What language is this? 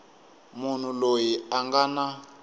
Tsonga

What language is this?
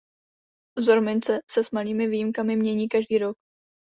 Czech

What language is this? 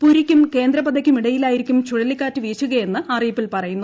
Malayalam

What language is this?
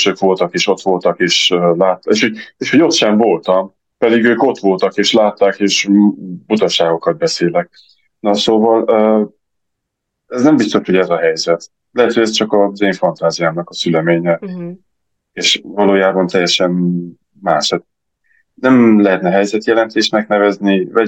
Hungarian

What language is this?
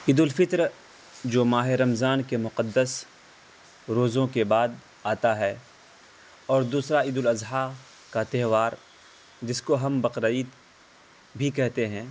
Urdu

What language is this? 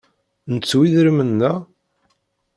Kabyle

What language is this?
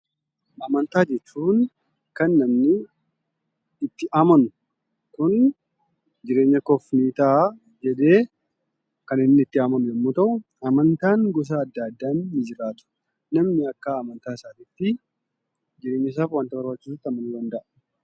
Oromo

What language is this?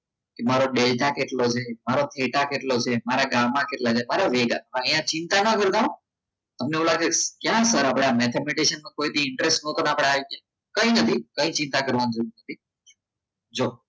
Gujarati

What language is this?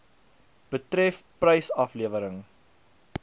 Afrikaans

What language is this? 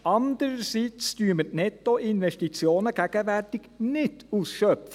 Swiss German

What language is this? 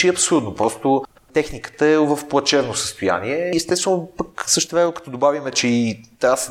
Bulgarian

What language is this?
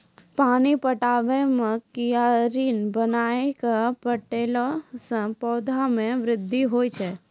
Maithili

